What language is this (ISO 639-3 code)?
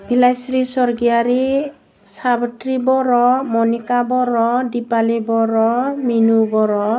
brx